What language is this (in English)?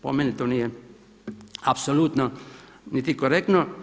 Croatian